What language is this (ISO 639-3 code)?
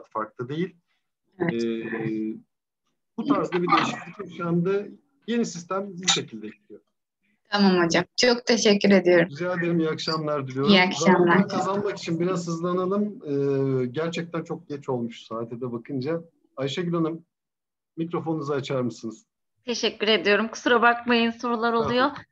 tur